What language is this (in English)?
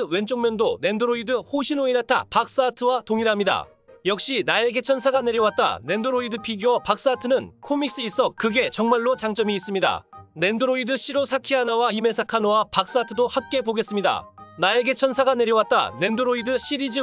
Korean